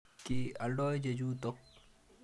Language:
Kalenjin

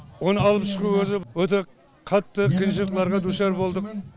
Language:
Kazakh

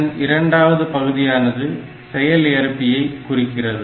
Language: Tamil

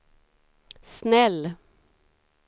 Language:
Swedish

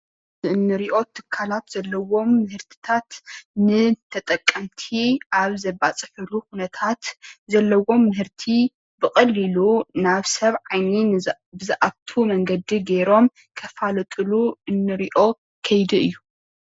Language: Tigrinya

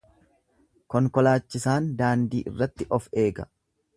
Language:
Oromo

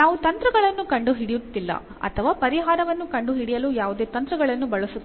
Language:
Kannada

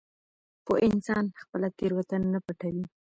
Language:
Pashto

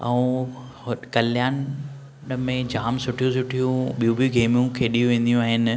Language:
Sindhi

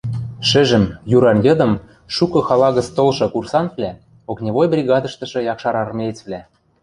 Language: Western Mari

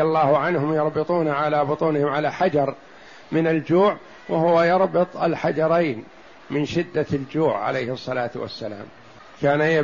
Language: Arabic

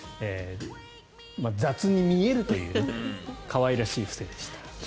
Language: Japanese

